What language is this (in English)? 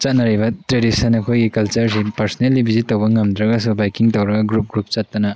Manipuri